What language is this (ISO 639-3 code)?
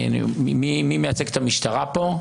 heb